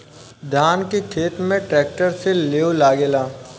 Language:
Bhojpuri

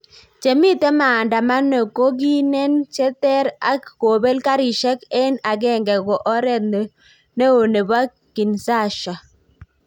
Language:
Kalenjin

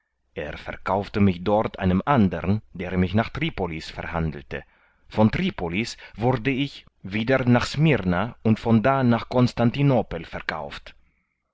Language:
German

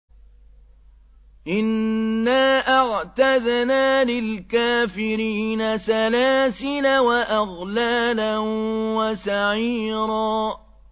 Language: Arabic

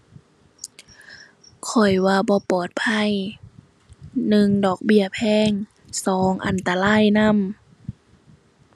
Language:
Thai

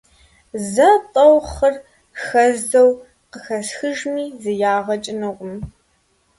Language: Kabardian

